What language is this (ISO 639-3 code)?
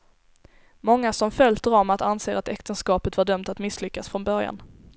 swe